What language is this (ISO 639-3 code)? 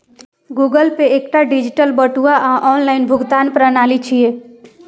mai